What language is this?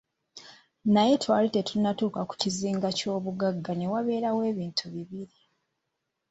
Ganda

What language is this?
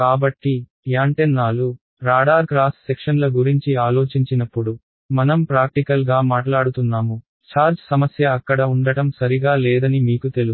Telugu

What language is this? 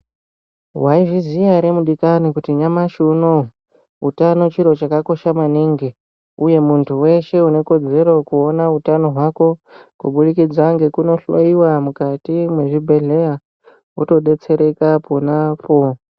Ndau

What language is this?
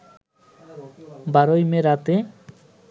Bangla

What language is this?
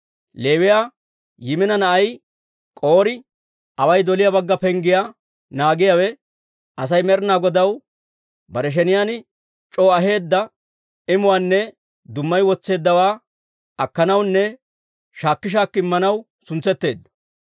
Dawro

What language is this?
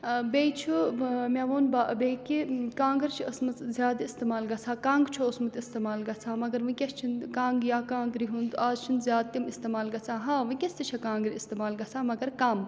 Kashmiri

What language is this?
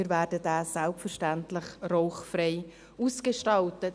Swiss German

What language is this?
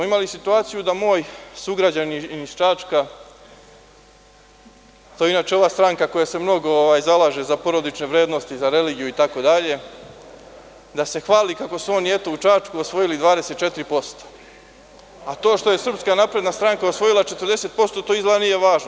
Serbian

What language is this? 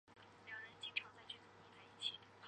Chinese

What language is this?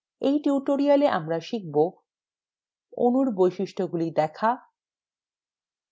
Bangla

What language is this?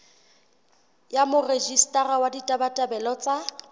Southern Sotho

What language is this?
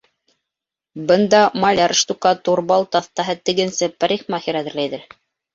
Bashkir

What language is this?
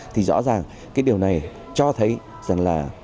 Vietnamese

